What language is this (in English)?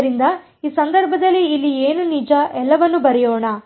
Kannada